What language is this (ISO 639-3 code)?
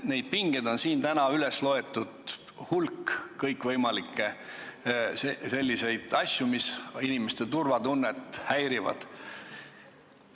est